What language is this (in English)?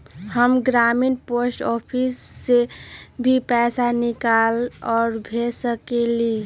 Magahi